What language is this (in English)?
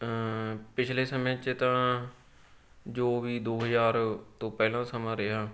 Punjabi